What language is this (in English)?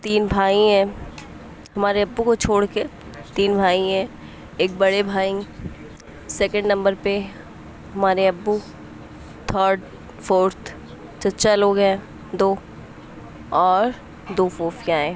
Urdu